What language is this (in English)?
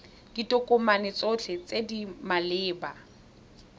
Tswana